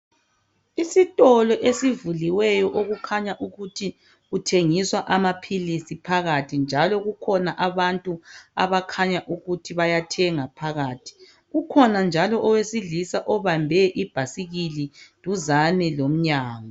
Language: North Ndebele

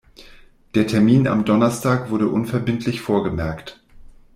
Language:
German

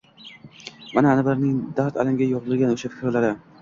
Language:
Uzbek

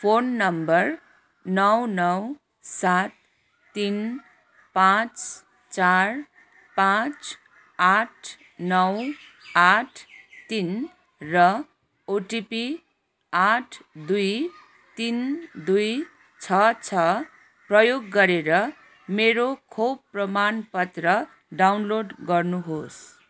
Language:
Nepali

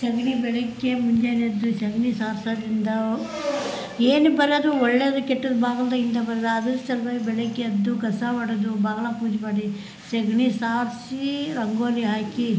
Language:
Kannada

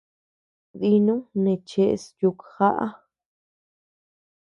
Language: Tepeuxila Cuicatec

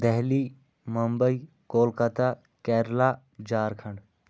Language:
Kashmiri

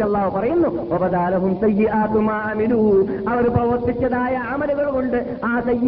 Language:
Malayalam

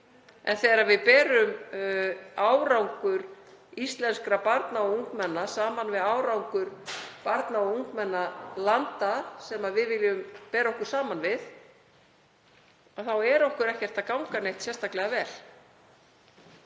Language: Icelandic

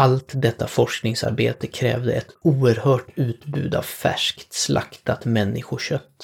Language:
Swedish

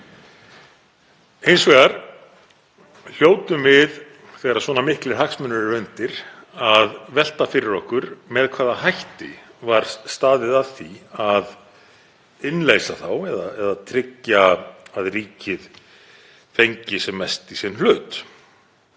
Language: Icelandic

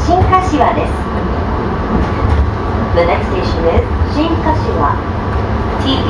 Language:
Japanese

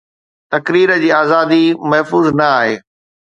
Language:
Sindhi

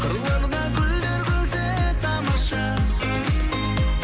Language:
Kazakh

